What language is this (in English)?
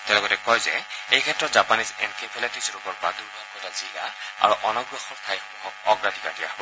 Assamese